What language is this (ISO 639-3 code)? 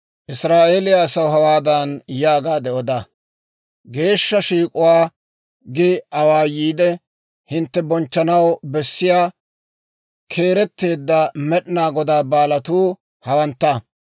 dwr